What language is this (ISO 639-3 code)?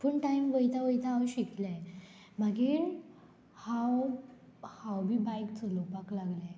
kok